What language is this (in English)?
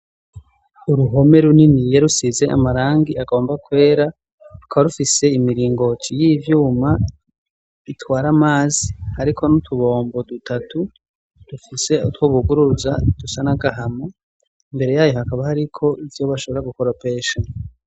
Rundi